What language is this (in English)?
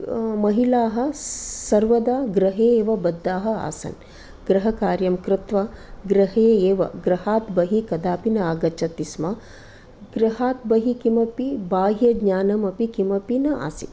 Sanskrit